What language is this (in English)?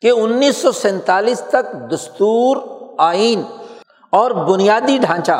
Urdu